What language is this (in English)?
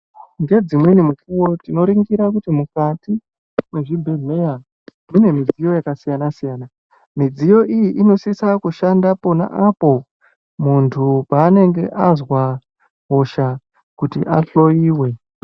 Ndau